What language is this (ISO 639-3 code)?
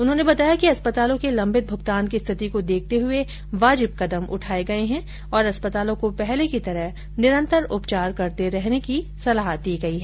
hin